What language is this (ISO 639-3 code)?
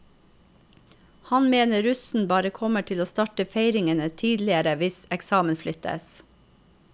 nor